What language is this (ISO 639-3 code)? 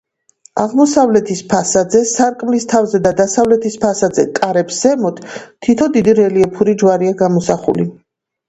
kat